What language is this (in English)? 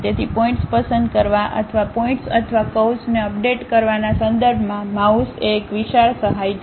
Gujarati